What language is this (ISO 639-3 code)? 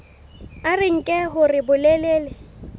sot